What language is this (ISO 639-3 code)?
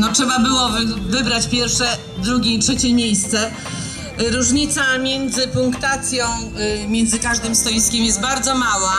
pol